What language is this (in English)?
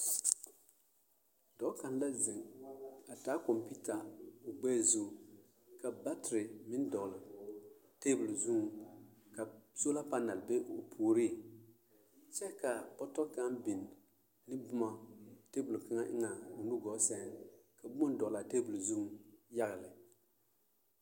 Southern Dagaare